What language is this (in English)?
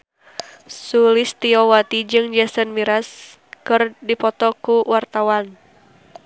Sundanese